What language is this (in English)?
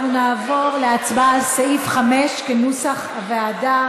Hebrew